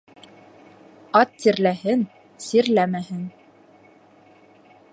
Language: Bashkir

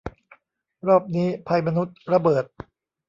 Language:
Thai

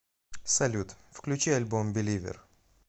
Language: Russian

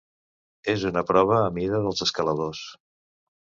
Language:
Catalan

